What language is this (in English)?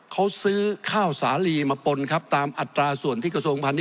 Thai